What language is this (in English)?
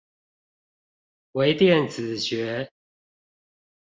Chinese